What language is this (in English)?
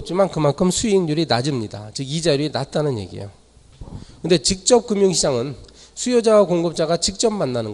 Korean